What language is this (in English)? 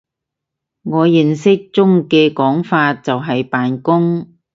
Cantonese